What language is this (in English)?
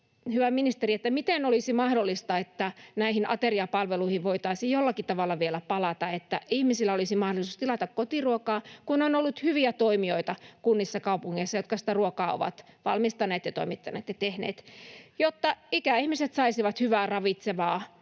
Finnish